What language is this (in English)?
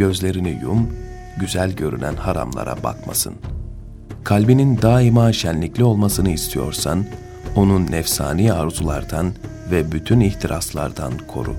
Turkish